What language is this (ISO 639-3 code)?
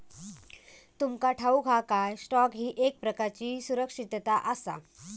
mar